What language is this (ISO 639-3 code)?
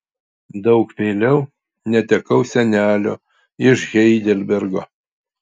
lit